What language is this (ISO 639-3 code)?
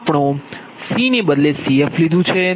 guj